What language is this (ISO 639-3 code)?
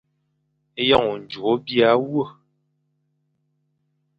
fan